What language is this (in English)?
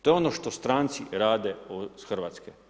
Croatian